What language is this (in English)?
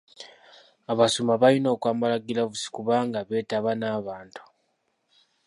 Ganda